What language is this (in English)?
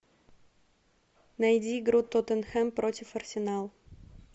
Russian